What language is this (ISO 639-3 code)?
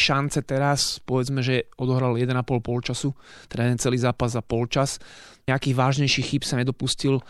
slk